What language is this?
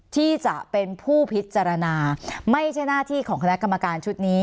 Thai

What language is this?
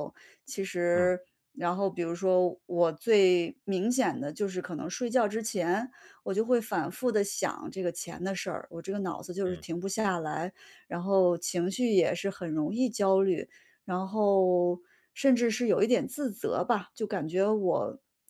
Chinese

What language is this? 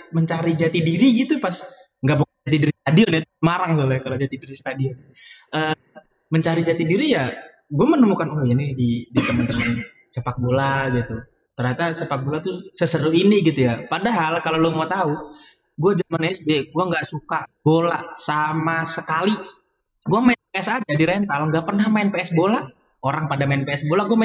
Indonesian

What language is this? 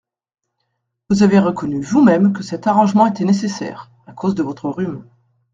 French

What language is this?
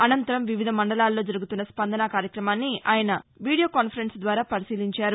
Telugu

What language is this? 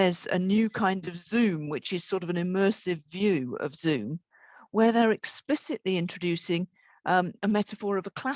English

